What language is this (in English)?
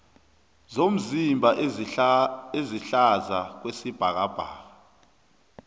South Ndebele